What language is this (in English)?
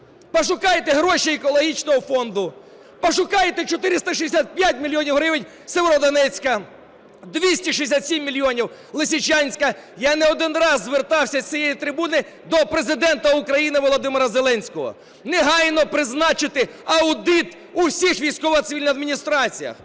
Ukrainian